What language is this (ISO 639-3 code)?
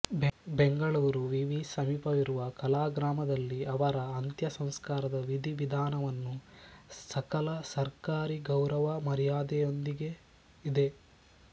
kan